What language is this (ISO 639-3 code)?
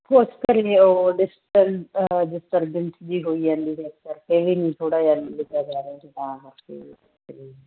pan